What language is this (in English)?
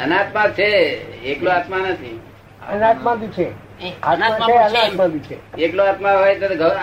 Gujarati